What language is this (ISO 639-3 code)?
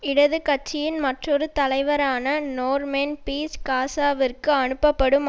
tam